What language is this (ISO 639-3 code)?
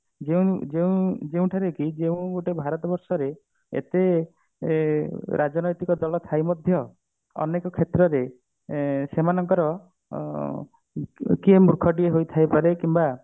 ori